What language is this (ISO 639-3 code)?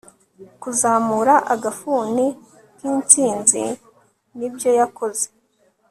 kin